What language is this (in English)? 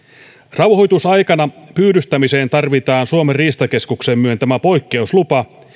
Finnish